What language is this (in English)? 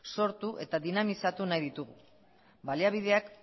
Basque